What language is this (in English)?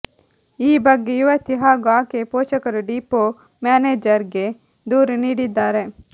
Kannada